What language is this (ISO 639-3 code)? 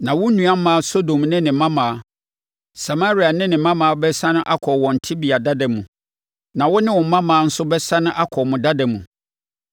aka